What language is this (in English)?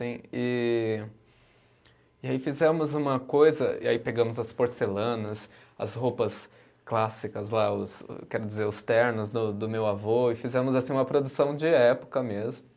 Portuguese